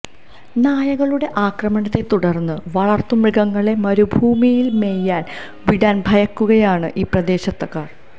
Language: Malayalam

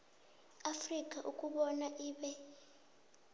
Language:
South Ndebele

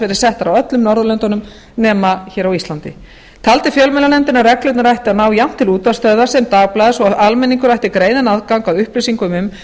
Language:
Icelandic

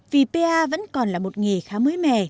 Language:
Vietnamese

